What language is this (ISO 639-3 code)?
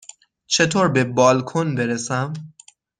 fas